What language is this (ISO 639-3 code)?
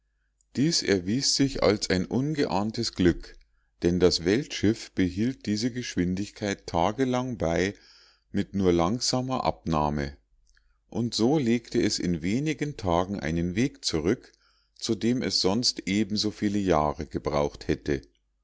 deu